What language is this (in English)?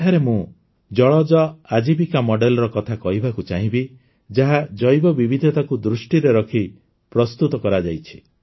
Odia